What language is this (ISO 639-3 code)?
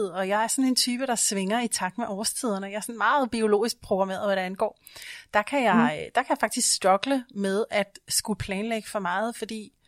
dan